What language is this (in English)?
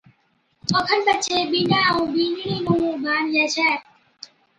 Od